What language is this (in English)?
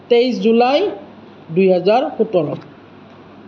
Assamese